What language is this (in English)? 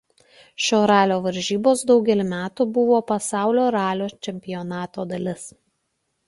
Lithuanian